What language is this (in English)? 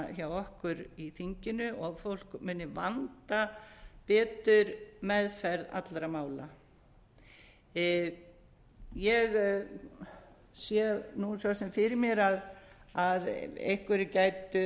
Icelandic